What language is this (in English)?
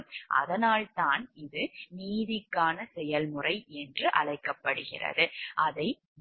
Tamil